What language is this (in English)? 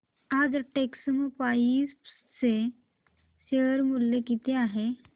Marathi